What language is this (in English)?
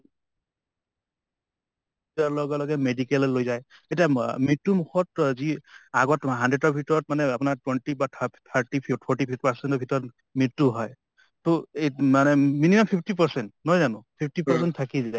Assamese